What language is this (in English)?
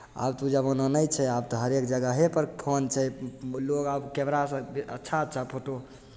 Maithili